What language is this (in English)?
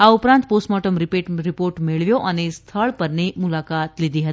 Gujarati